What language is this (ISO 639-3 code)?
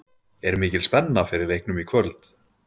isl